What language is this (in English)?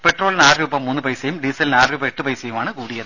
Malayalam